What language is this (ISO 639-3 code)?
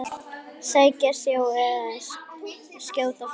isl